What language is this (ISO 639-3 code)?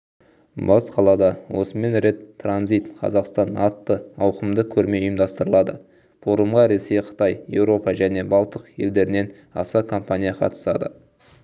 kaz